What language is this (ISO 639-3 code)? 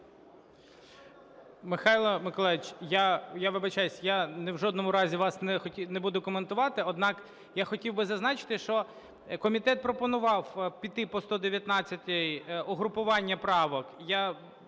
ukr